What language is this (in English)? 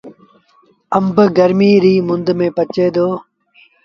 Sindhi Bhil